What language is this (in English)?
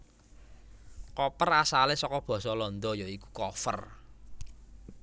Javanese